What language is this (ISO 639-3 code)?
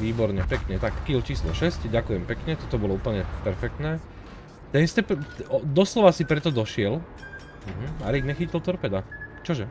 slk